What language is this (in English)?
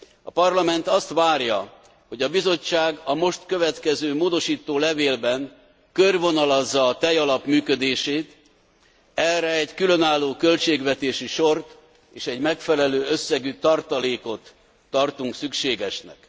Hungarian